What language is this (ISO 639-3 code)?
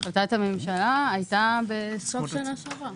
heb